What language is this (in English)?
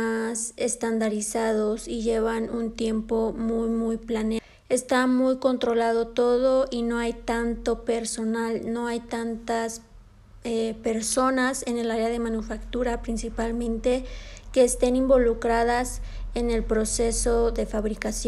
Spanish